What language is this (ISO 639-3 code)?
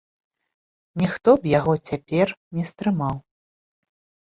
bel